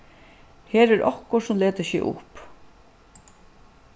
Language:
Faroese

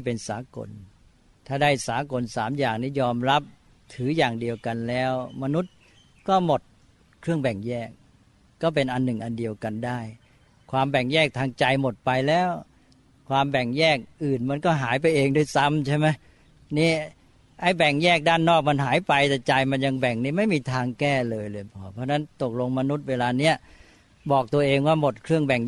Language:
Thai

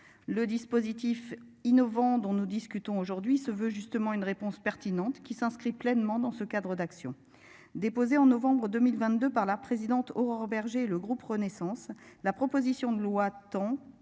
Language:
French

